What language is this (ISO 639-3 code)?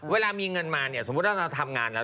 tha